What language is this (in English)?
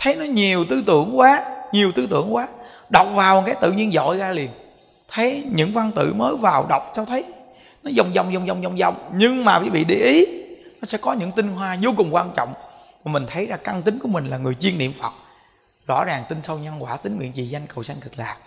Vietnamese